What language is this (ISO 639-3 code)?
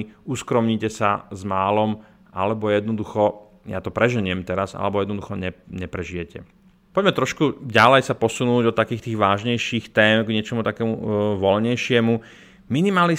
slk